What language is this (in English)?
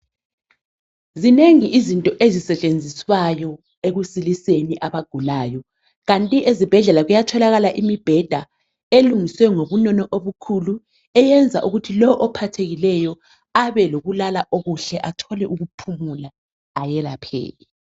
North Ndebele